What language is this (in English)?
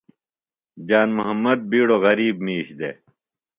Phalura